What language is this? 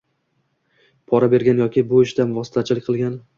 Uzbek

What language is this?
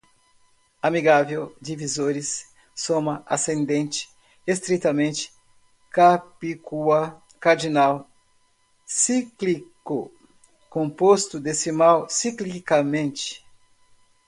Portuguese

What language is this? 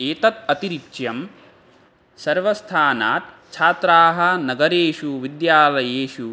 Sanskrit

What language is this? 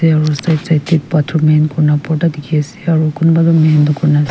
Naga Pidgin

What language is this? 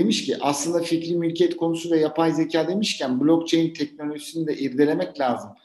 Turkish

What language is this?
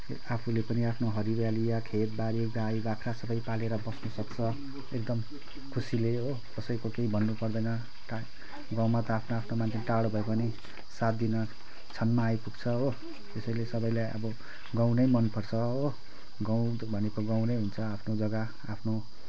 Nepali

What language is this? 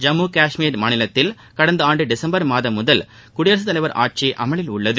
Tamil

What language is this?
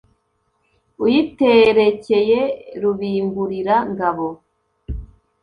Kinyarwanda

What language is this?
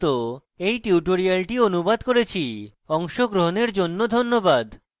Bangla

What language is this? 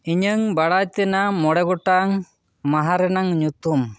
Santali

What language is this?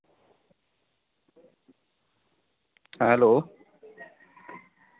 Santali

